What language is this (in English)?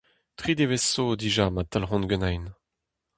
Breton